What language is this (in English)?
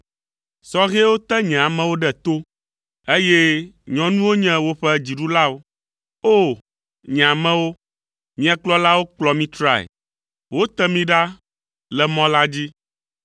Ewe